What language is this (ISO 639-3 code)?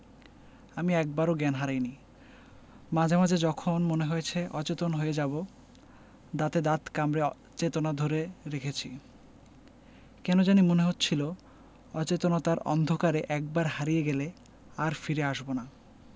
ben